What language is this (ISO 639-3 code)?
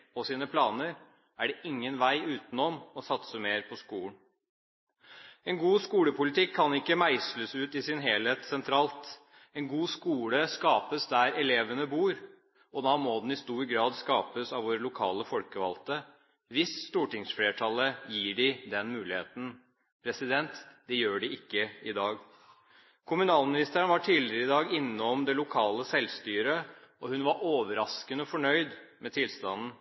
nob